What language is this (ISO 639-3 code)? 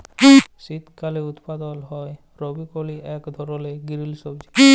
ben